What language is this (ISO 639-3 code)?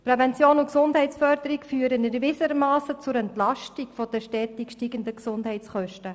gsw